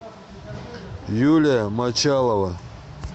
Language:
Russian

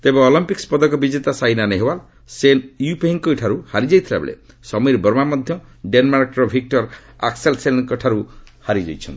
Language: Odia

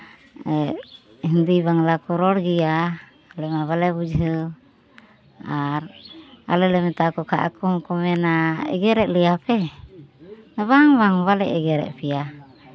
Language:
Santali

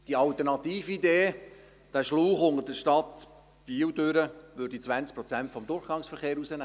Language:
Swiss German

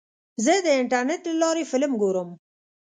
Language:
Pashto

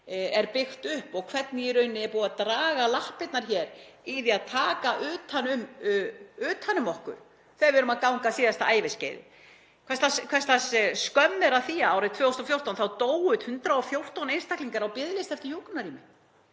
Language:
Icelandic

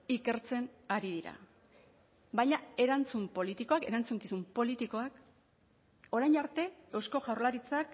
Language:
Basque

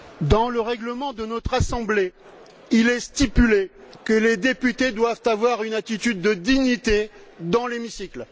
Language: French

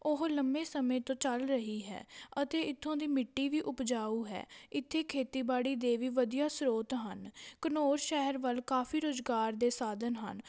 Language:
Punjabi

